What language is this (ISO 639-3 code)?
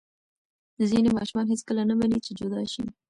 pus